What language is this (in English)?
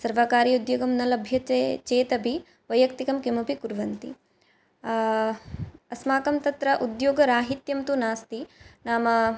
Sanskrit